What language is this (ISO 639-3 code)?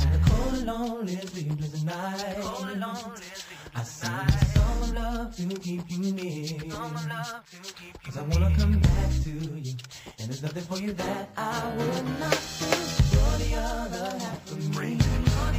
eng